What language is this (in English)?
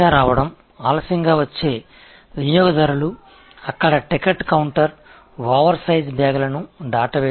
Tamil